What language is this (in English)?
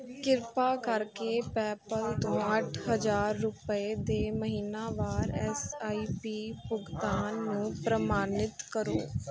Punjabi